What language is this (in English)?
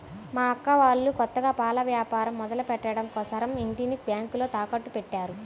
Telugu